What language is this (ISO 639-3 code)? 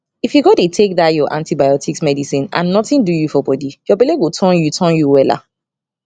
pcm